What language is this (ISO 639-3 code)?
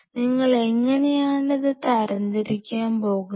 mal